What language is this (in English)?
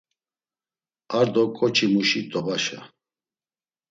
Laz